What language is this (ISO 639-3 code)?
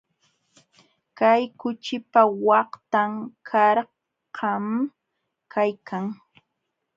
qxw